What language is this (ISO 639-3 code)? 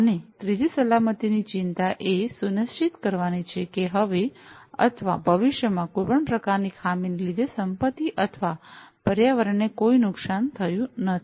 guj